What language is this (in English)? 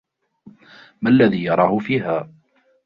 Arabic